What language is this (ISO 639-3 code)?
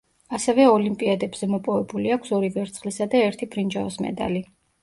kat